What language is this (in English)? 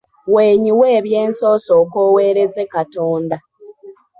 Ganda